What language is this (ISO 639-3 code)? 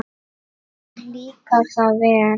isl